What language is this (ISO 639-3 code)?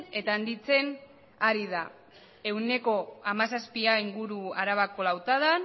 eus